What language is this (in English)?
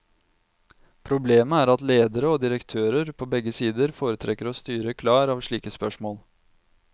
Norwegian